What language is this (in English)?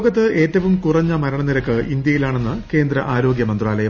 Malayalam